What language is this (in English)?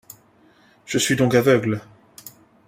French